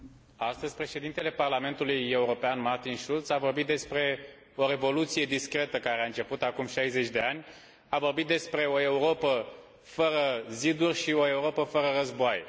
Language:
Romanian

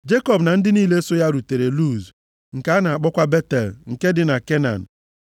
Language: Igbo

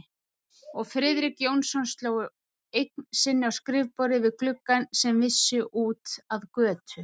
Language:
Icelandic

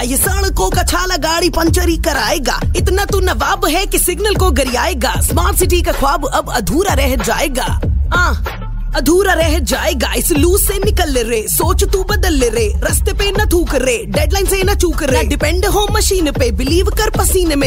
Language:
Hindi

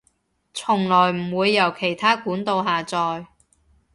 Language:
Cantonese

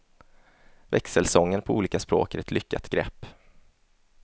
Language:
Swedish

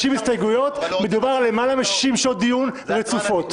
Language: Hebrew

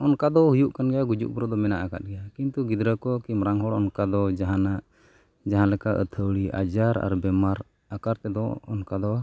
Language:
Santali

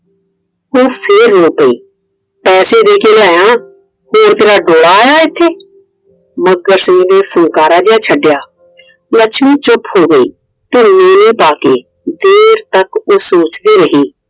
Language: Punjabi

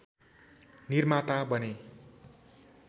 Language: Nepali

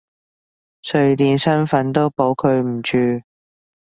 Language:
Cantonese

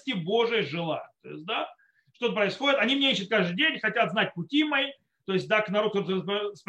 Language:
Russian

